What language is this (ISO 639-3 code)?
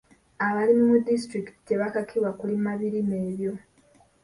lug